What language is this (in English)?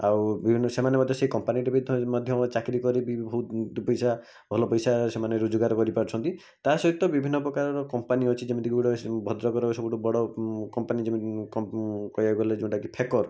Odia